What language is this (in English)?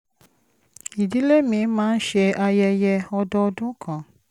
Yoruba